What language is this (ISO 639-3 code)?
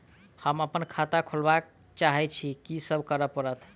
mai